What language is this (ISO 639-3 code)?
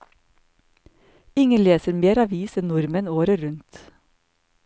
nor